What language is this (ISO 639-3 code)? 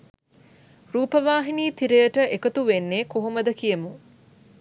sin